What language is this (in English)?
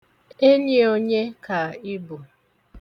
Igbo